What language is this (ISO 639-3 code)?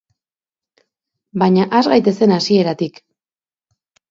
eus